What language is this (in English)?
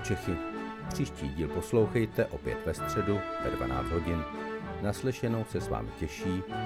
Czech